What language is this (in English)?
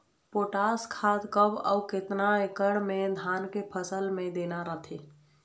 Chhattisgarhi